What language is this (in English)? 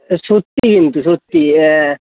Bangla